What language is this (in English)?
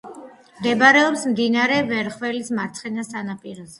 Georgian